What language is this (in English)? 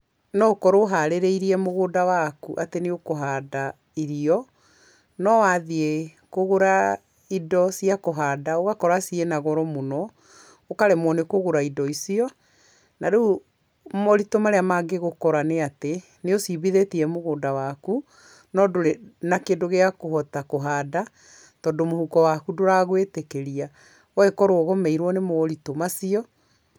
Kikuyu